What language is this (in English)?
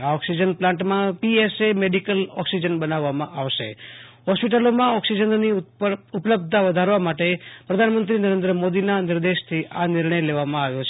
Gujarati